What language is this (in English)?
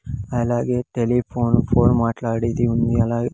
Telugu